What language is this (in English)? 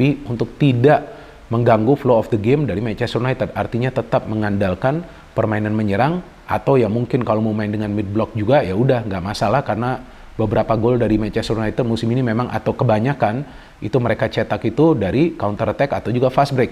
Indonesian